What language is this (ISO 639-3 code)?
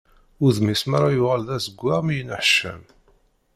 kab